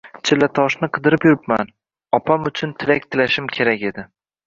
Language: Uzbek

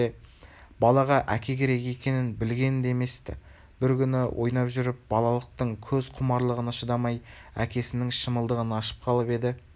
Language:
Kazakh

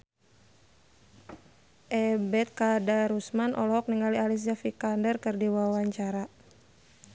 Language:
Sundanese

